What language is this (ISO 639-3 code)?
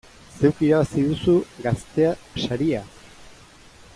eus